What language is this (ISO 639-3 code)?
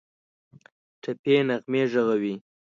pus